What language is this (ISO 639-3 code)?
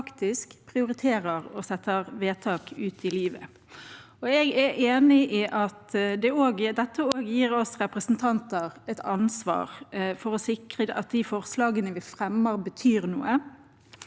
nor